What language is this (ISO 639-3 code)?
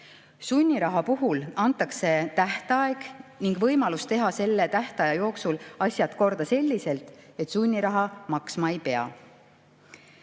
est